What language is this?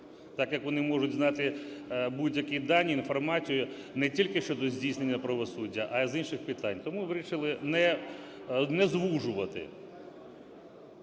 Ukrainian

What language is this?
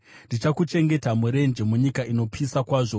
Shona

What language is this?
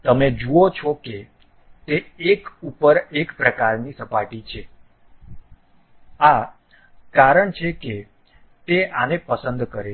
Gujarati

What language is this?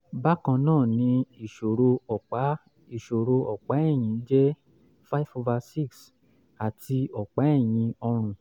Yoruba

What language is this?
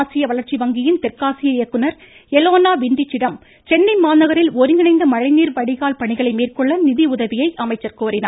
Tamil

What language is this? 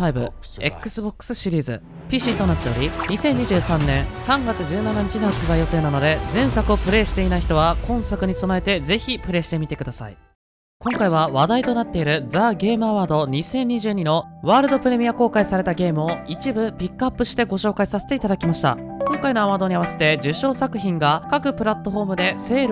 Japanese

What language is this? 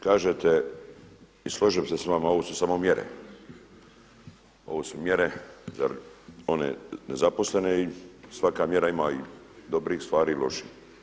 Croatian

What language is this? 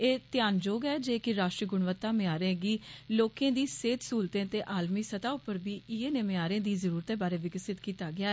Dogri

